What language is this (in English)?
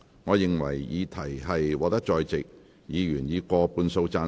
Cantonese